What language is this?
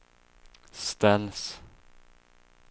Swedish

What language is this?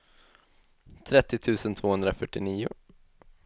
Swedish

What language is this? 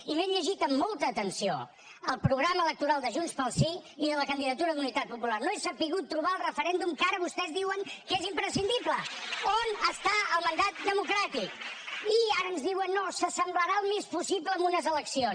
Catalan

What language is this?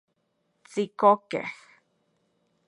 Central Puebla Nahuatl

